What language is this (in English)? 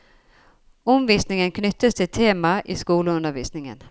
Norwegian